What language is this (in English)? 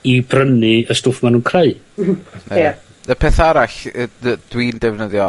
Welsh